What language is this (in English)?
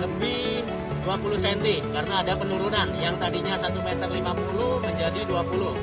Indonesian